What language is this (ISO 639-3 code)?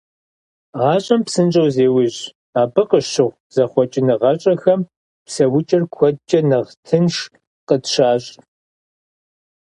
kbd